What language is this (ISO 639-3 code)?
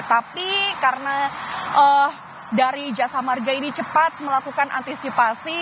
ind